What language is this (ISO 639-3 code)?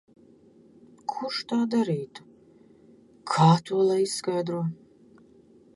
lav